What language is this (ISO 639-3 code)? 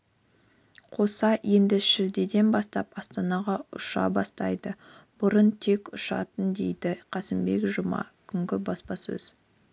kaz